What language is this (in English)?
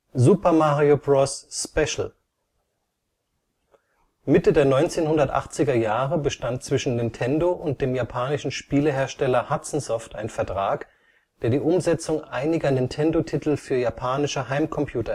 German